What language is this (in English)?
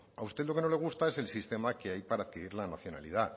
Spanish